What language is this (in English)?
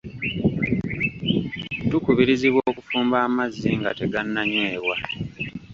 Ganda